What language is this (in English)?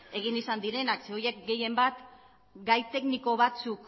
Basque